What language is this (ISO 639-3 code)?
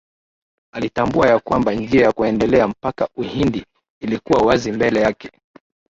swa